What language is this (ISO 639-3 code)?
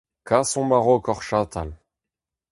bre